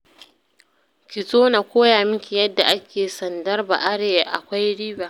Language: Hausa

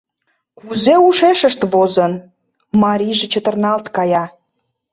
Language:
Mari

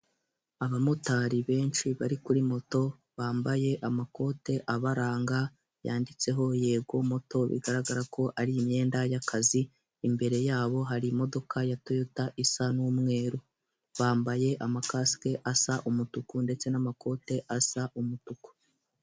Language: Kinyarwanda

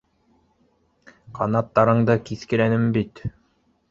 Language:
Bashkir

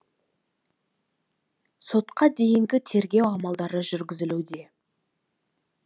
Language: Kazakh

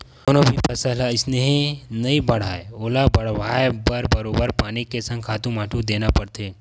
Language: Chhattisgarhi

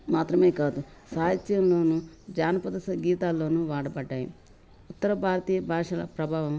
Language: Telugu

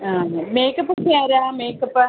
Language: Malayalam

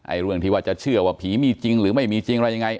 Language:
Thai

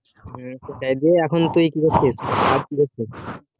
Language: Bangla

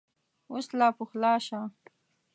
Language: Pashto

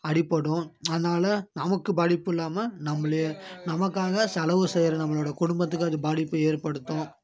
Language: Tamil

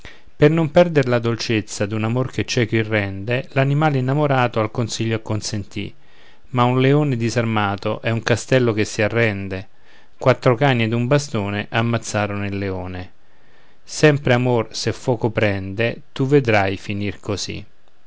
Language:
Italian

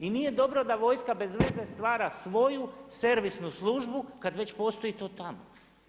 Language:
Croatian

